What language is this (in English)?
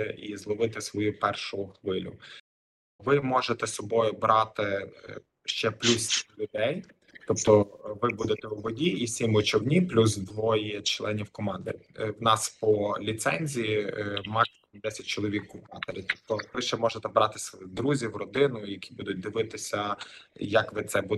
Ukrainian